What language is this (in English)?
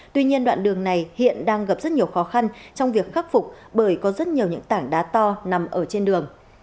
Vietnamese